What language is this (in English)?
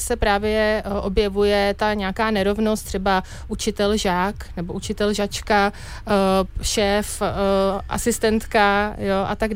Czech